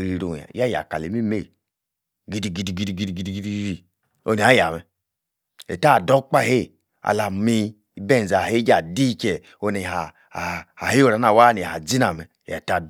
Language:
Yace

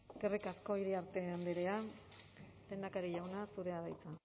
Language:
Basque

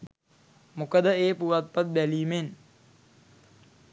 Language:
Sinhala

